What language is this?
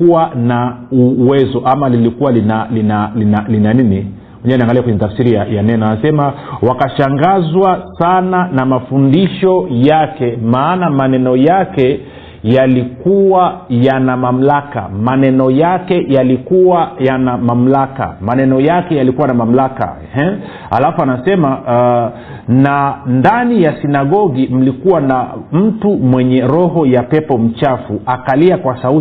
Swahili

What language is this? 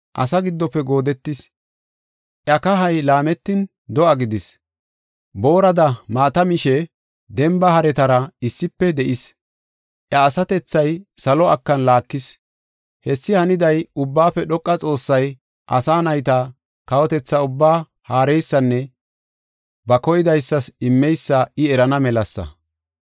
Gofa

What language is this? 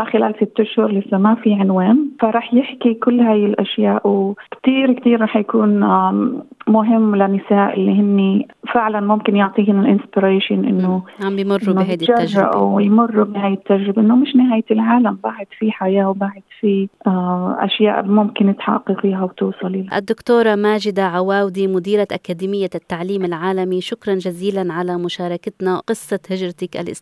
Arabic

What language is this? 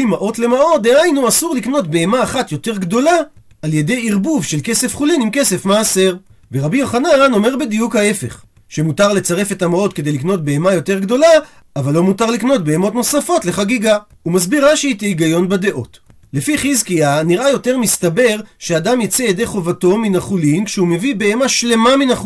Hebrew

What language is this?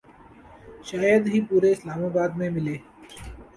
Urdu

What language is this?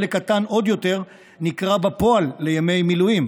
Hebrew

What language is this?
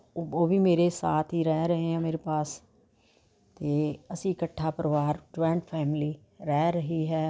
Punjabi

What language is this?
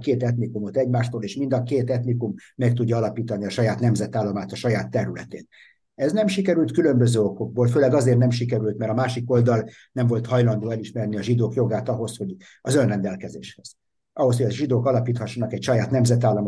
Hungarian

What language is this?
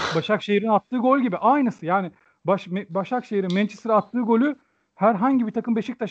Turkish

